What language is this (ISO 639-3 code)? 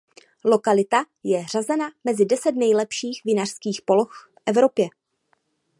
ces